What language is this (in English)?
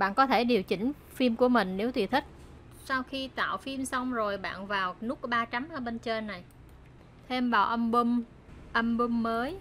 Vietnamese